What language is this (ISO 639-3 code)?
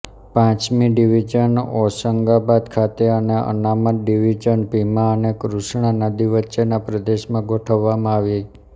guj